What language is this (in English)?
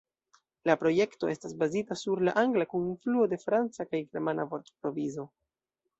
Esperanto